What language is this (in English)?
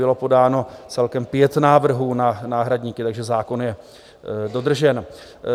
Czech